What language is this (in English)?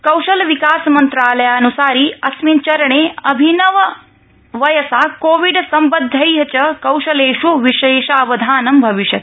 Sanskrit